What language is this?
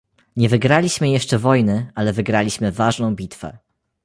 Polish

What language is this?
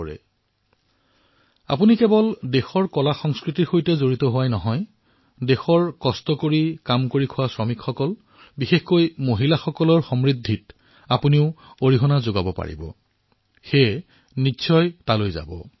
Assamese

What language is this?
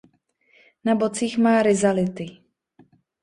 Czech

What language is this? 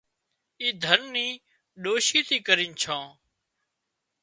Wadiyara Koli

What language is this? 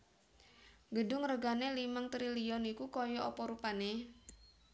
Javanese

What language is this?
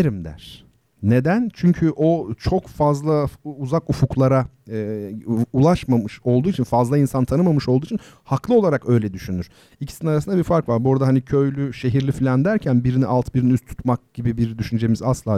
Turkish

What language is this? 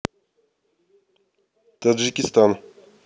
Russian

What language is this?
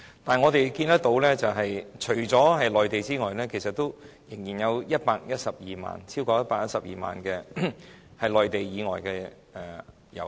Cantonese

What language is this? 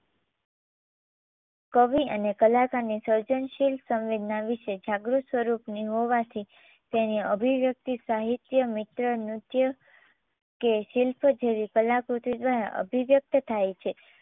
Gujarati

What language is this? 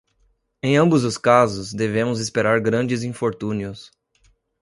Portuguese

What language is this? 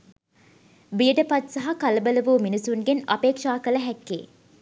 Sinhala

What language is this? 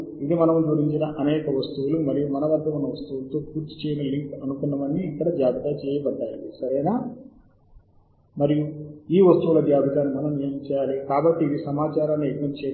Telugu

